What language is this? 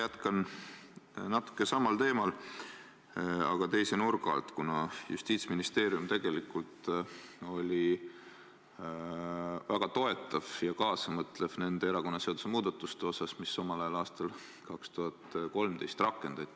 Estonian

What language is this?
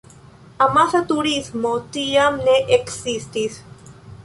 Esperanto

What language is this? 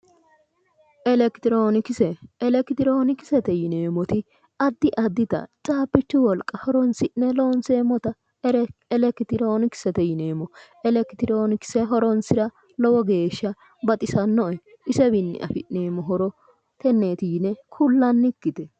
Sidamo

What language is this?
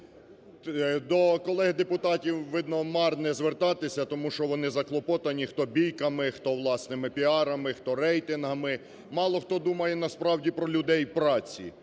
Ukrainian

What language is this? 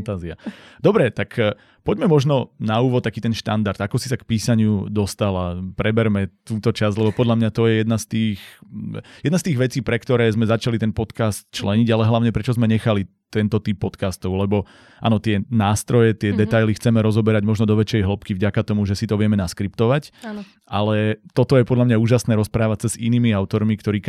Slovak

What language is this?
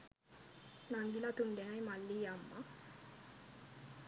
Sinhala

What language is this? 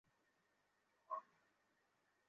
Bangla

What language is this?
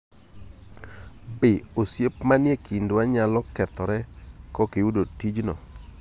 Luo (Kenya and Tanzania)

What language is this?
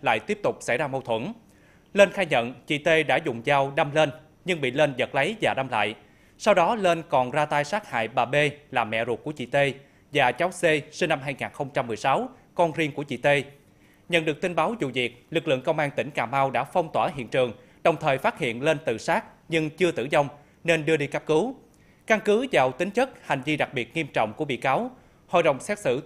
Vietnamese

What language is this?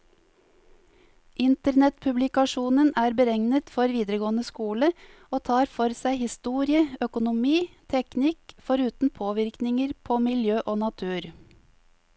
Norwegian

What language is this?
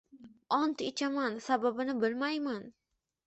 Uzbek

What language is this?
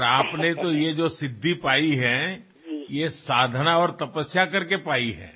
Assamese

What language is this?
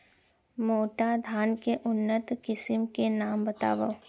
Chhattisgarhi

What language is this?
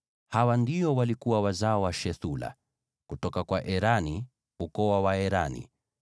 Swahili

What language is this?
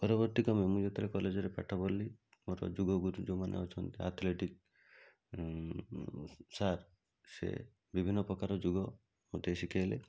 Odia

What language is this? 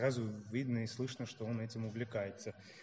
Russian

